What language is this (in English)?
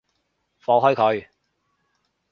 Cantonese